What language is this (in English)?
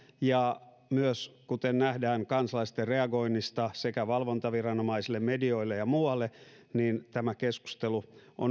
Finnish